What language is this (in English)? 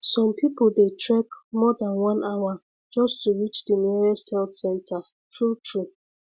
Nigerian Pidgin